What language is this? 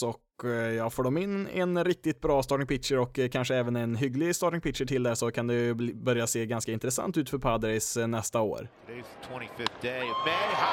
Swedish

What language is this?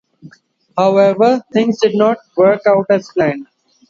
English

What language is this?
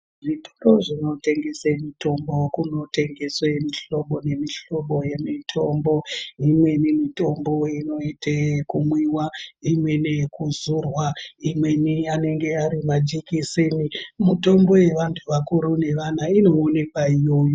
Ndau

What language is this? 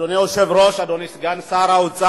Hebrew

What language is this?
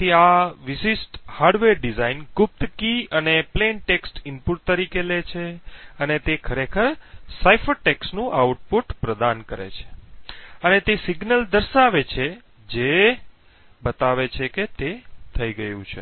Gujarati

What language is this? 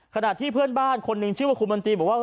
Thai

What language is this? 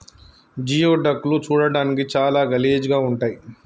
Telugu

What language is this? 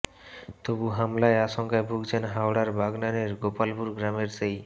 Bangla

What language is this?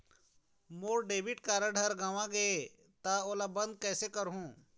Chhattisgarhi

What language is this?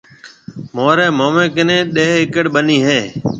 Marwari (Pakistan)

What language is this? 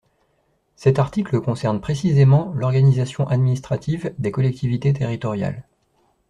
French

